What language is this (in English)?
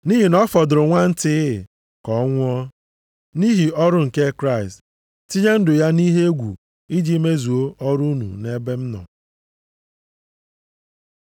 Igbo